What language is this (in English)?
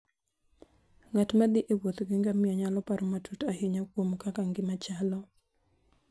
Luo (Kenya and Tanzania)